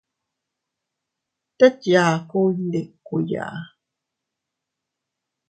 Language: Teutila Cuicatec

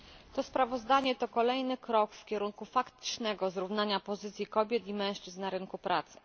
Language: Polish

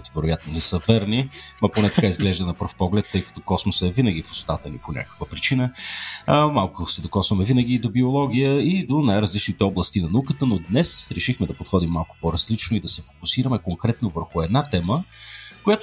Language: Bulgarian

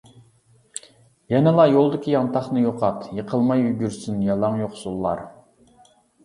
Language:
Uyghur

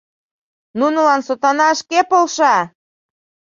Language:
Mari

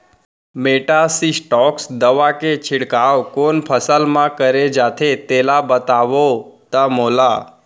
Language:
Chhattisgarhi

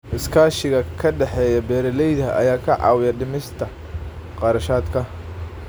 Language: Somali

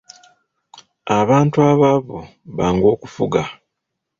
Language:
Ganda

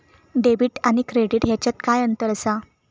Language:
Marathi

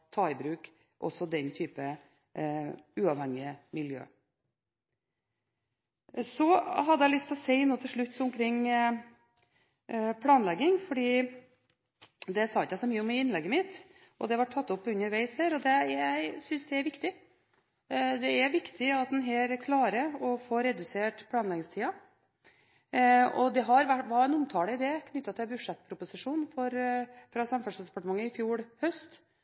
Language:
Norwegian Bokmål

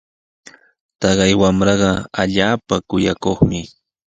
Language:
Sihuas Ancash Quechua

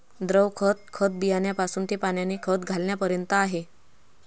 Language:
Marathi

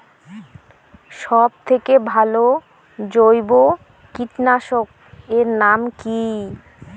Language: Bangla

